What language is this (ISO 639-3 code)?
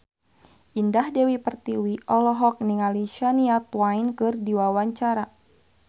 sun